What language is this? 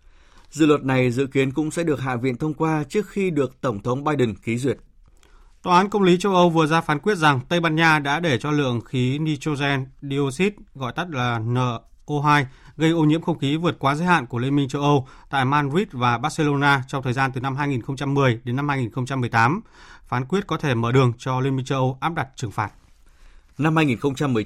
Vietnamese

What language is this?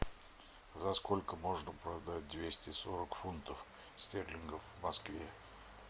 Russian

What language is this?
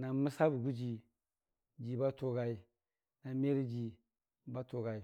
Dijim-Bwilim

